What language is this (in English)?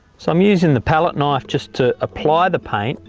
English